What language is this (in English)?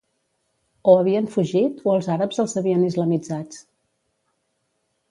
Catalan